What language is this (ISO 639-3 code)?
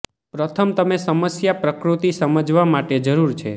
guj